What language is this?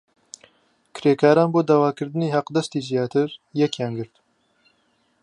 Central Kurdish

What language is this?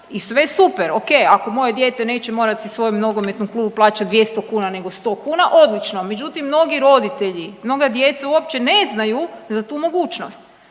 Croatian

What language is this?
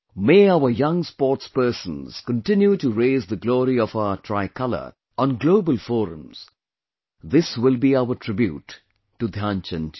English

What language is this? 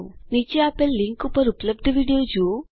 Gujarati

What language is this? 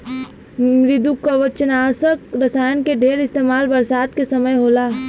Bhojpuri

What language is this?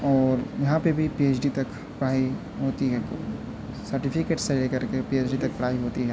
Urdu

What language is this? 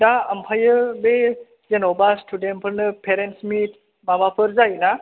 Bodo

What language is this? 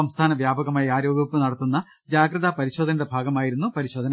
Malayalam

